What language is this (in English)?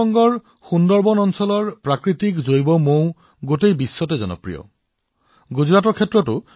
Assamese